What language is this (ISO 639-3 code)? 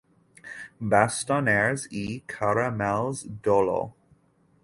cat